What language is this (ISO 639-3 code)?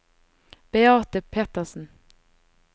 nor